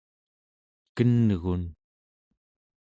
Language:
Central Yupik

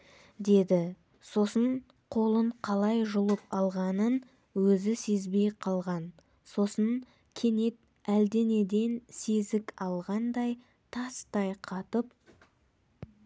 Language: Kazakh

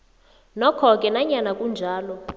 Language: South Ndebele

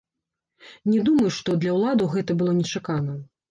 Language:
Belarusian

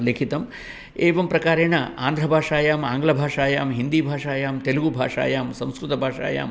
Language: Sanskrit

